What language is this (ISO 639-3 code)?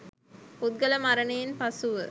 sin